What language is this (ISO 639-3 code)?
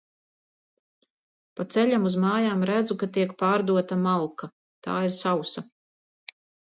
lav